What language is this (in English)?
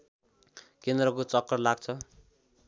Nepali